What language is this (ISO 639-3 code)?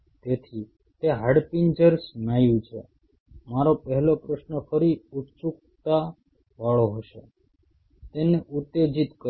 guj